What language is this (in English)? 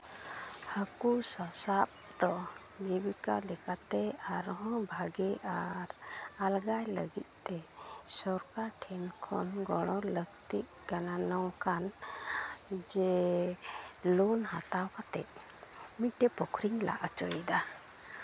Santali